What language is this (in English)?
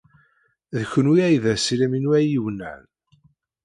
Kabyle